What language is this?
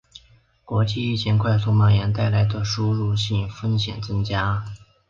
Chinese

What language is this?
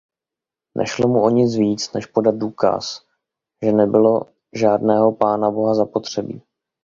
Czech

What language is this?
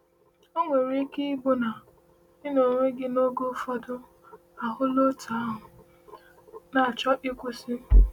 Igbo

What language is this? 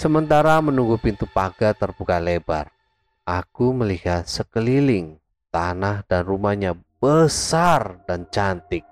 Indonesian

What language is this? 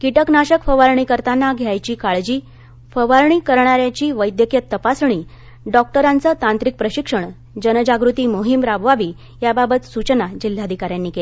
Marathi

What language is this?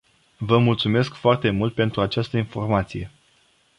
Romanian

